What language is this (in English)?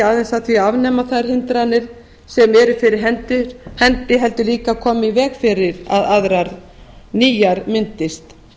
Icelandic